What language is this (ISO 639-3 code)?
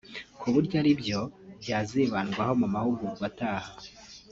kin